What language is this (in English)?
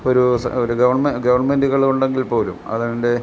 Malayalam